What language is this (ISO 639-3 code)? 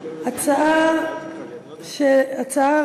heb